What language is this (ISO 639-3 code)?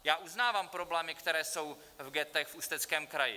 ces